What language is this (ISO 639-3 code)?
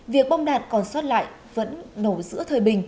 vie